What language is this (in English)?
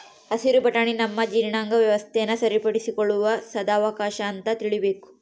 Kannada